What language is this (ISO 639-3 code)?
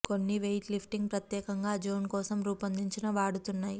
tel